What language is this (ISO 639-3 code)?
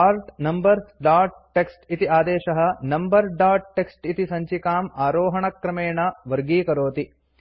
san